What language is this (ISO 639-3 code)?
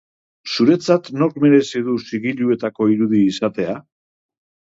eus